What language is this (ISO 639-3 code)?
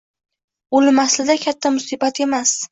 uzb